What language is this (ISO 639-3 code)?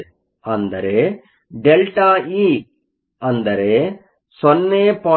kan